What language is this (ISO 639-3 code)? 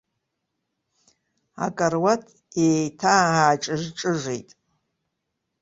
abk